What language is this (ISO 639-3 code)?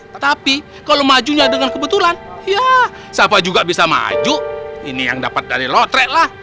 ind